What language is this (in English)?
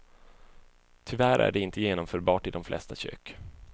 Swedish